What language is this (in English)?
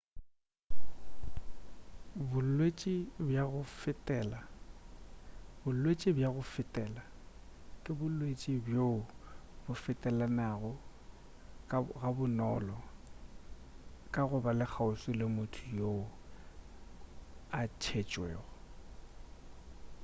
Northern Sotho